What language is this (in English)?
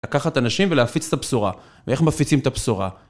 Hebrew